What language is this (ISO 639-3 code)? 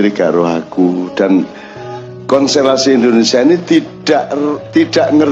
ind